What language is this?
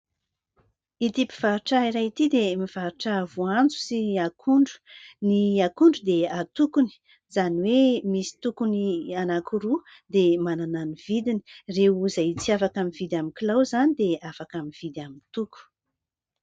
Malagasy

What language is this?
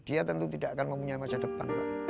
Indonesian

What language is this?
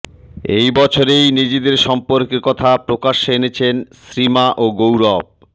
Bangla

